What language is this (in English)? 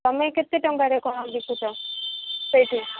Odia